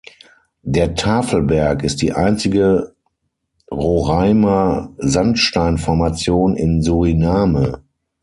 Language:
German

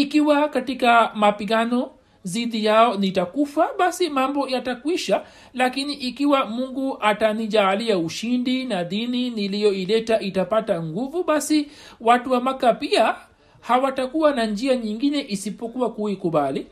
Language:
Swahili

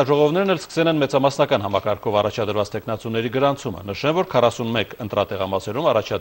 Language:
Romanian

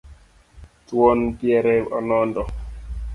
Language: Luo (Kenya and Tanzania)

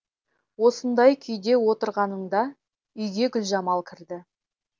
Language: Kazakh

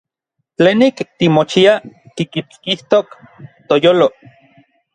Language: Orizaba Nahuatl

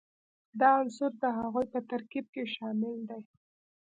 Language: Pashto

